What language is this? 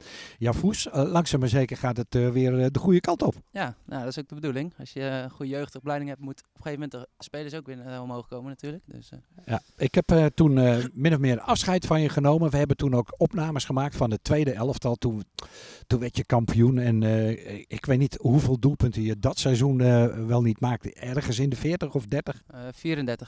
Dutch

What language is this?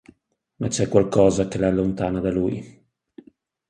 Italian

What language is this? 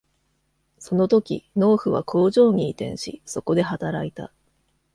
Japanese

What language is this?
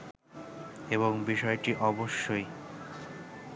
Bangla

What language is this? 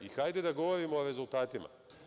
Serbian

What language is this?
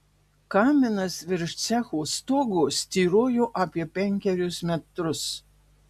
Lithuanian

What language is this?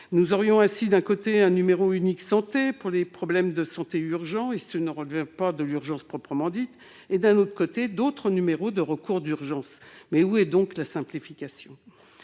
French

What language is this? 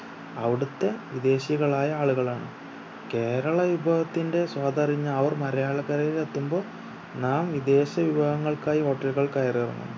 Malayalam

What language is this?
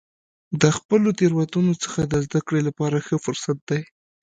Pashto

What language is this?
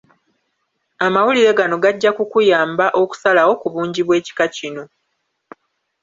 Ganda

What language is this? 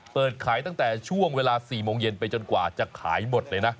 Thai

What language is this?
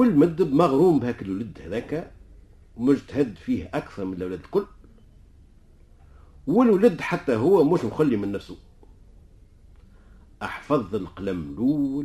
Arabic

